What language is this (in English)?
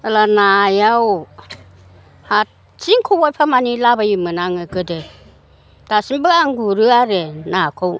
Bodo